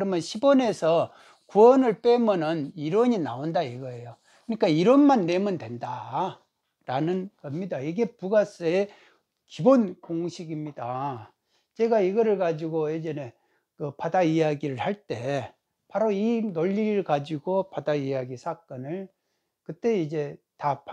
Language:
Korean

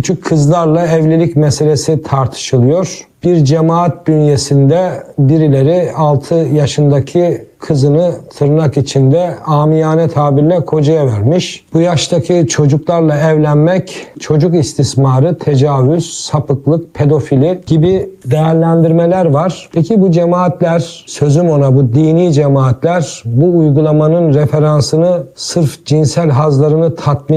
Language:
Turkish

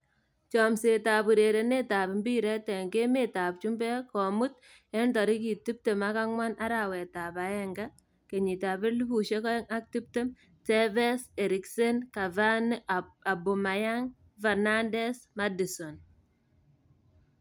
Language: Kalenjin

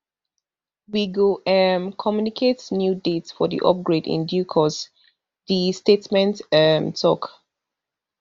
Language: Nigerian Pidgin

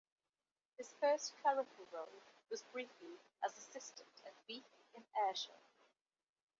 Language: English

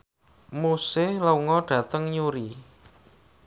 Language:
Javanese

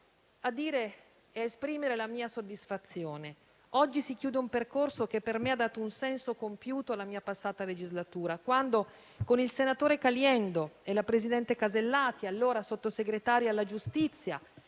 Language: Italian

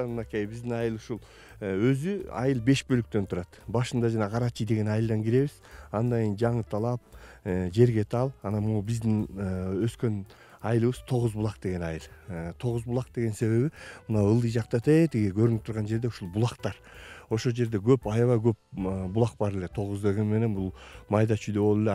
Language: Turkish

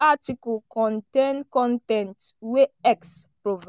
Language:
Nigerian Pidgin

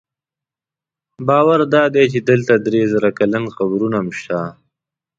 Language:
Pashto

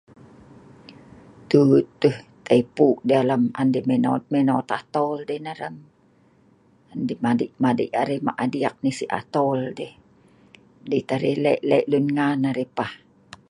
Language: Sa'ban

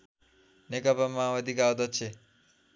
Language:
Nepali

